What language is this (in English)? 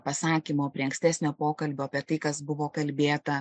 Lithuanian